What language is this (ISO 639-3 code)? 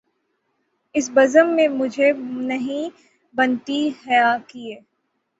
urd